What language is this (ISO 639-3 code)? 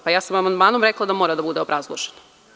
srp